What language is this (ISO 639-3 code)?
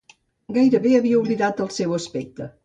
cat